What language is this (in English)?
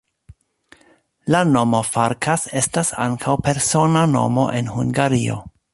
Esperanto